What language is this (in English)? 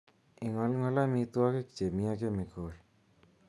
Kalenjin